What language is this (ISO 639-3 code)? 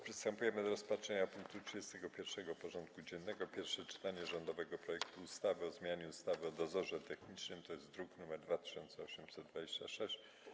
pol